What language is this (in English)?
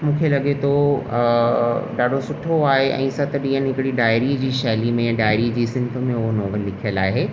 Sindhi